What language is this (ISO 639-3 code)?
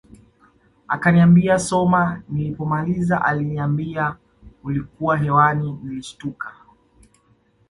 swa